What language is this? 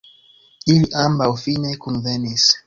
Esperanto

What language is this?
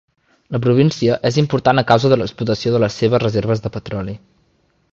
Catalan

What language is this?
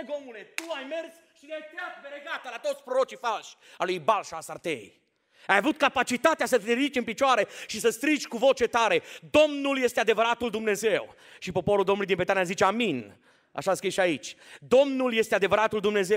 Romanian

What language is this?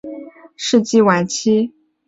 Chinese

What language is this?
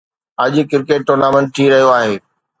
Sindhi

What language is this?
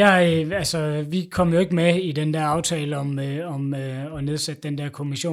Danish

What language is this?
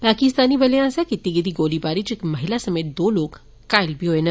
Dogri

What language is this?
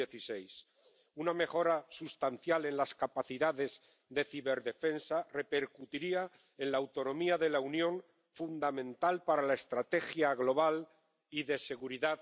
Spanish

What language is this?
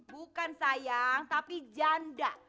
Indonesian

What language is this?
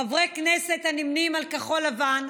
Hebrew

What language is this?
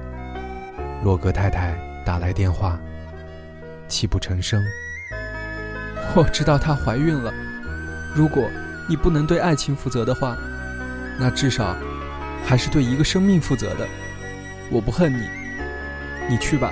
Chinese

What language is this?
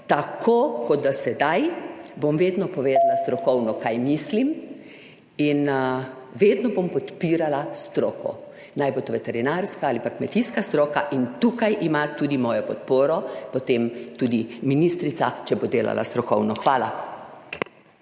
Slovenian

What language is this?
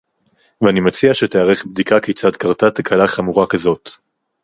Hebrew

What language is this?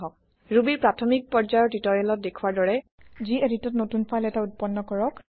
Assamese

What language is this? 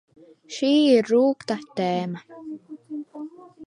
Latvian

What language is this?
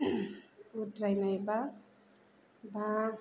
Bodo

